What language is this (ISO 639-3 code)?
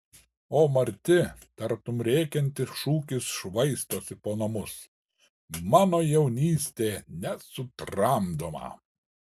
lit